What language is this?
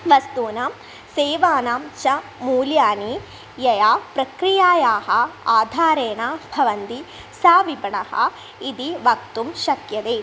Sanskrit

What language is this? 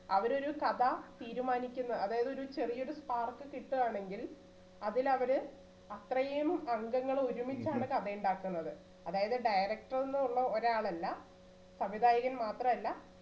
Malayalam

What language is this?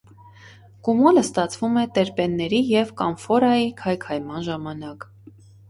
Armenian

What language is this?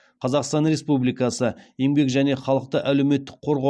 Kazakh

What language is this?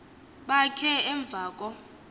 Xhosa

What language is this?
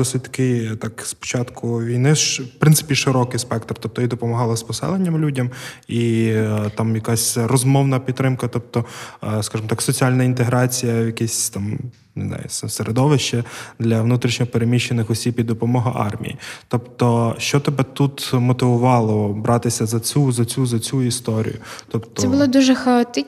Ukrainian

